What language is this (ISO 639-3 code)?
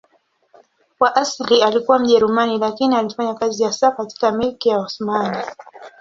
swa